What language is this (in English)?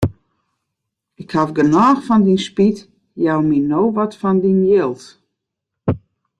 Western Frisian